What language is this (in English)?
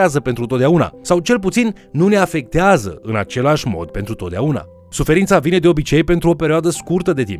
Romanian